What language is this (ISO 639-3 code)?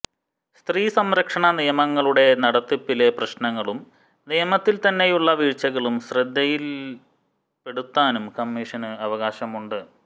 mal